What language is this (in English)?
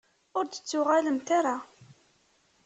Kabyle